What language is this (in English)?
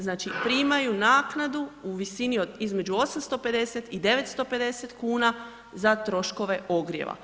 Croatian